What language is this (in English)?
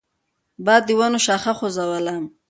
Pashto